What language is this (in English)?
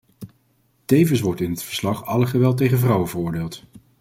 Dutch